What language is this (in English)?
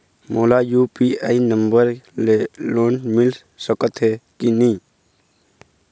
Chhattisgarhi